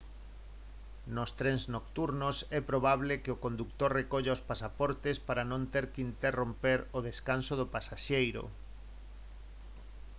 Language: Galician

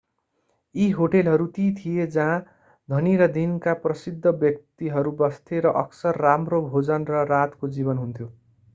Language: Nepali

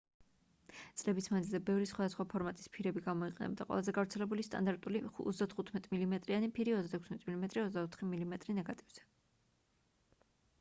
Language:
Georgian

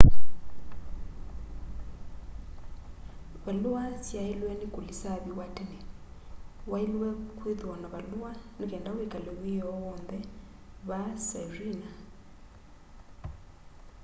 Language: Kamba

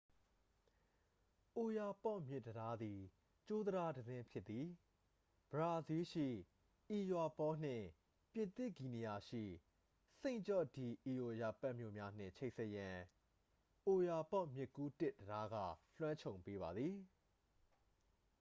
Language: Burmese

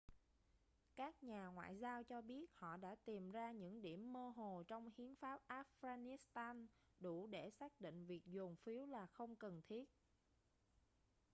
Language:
Vietnamese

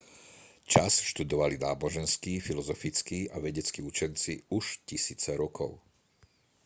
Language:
Slovak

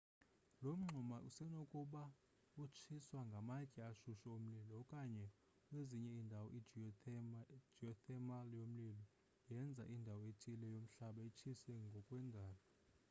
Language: Xhosa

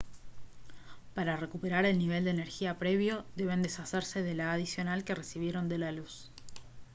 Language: Spanish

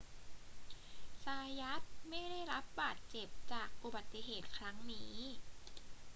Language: Thai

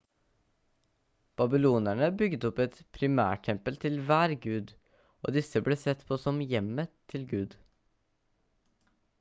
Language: Norwegian Bokmål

